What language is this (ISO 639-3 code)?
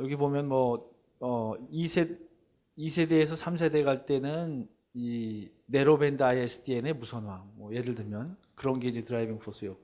kor